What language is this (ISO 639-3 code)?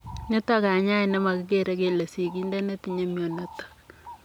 kln